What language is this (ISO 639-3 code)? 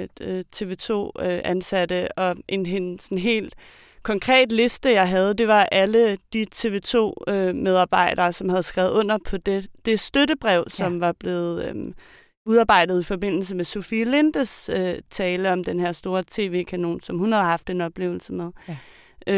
dan